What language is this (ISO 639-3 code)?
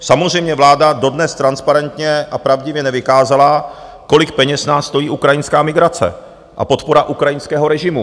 ces